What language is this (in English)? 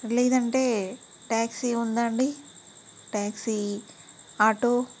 Telugu